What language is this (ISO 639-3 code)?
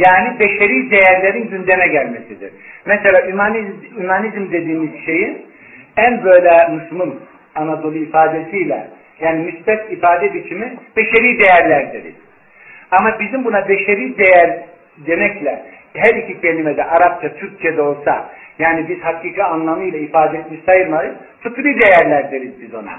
tur